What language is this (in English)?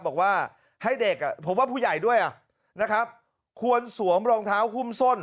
Thai